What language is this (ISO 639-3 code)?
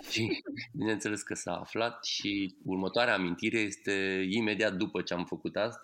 ron